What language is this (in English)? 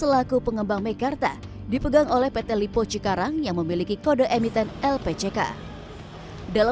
Indonesian